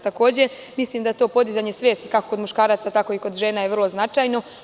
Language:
Serbian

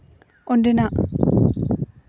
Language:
Santali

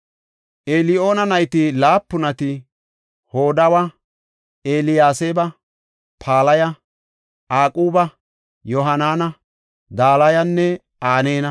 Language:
Gofa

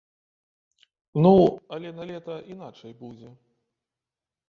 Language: Belarusian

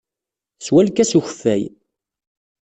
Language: Kabyle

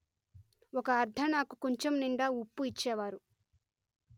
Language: Telugu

